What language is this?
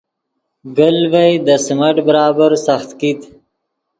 Yidgha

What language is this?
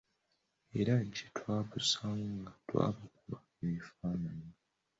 Ganda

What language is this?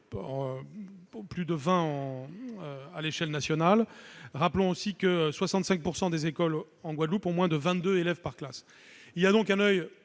French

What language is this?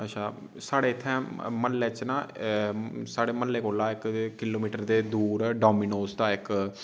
Dogri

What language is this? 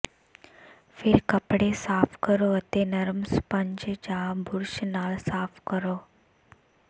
Punjabi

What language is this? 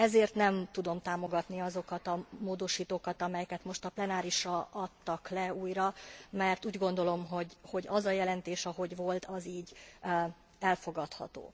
Hungarian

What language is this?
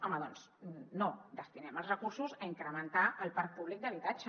Catalan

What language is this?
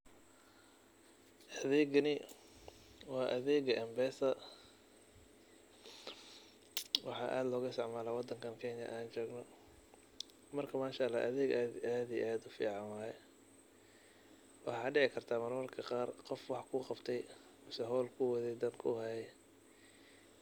Somali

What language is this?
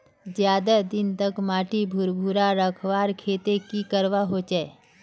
Magahi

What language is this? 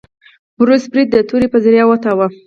Pashto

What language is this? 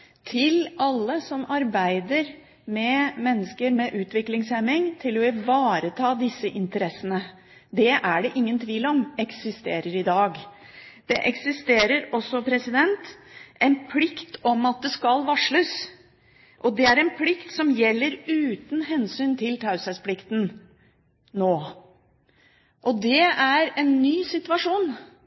Norwegian Bokmål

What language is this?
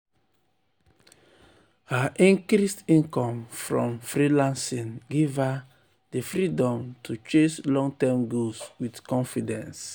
Nigerian Pidgin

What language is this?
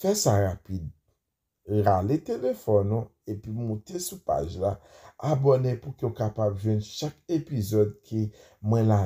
French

